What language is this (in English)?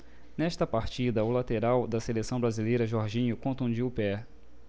Portuguese